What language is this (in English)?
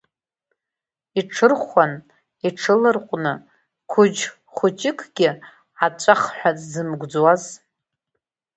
Abkhazian